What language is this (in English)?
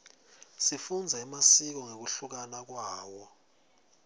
Swati